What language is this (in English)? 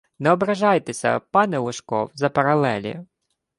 Ukrainian